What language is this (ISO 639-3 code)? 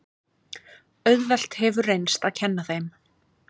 isl